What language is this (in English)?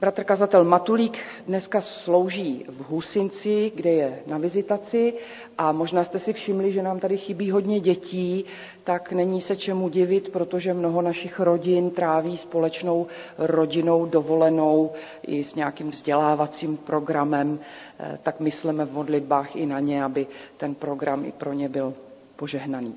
Czech